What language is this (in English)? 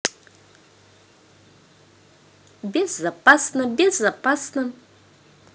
Russian